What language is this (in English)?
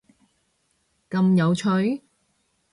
Cantonese